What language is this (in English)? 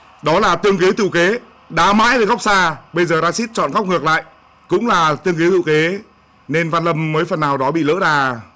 Vietnamese